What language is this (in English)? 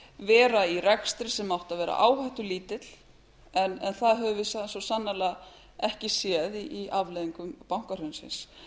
Icelandic